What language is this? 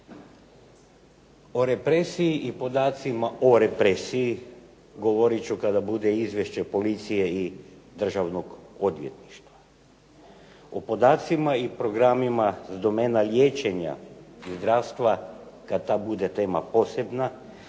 Croatian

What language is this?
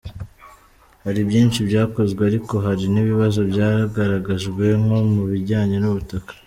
Kinyarwanda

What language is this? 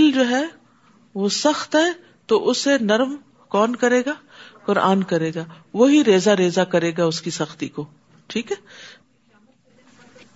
Urdu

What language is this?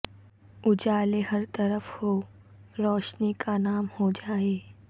Urdu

